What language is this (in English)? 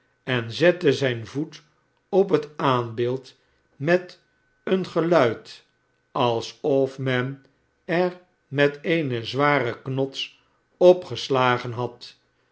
Dutch